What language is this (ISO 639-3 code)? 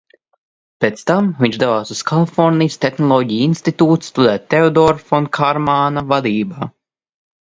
lav